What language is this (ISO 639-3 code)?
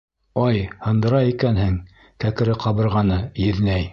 bak